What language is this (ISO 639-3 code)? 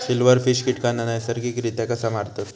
mar